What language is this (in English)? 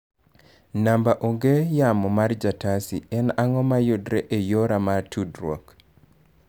Luo (Kenya and Tanzania)